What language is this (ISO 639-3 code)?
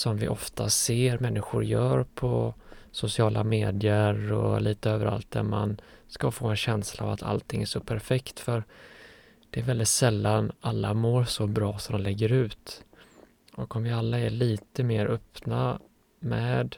swe